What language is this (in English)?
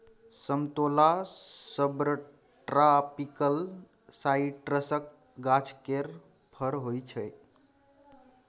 Maithili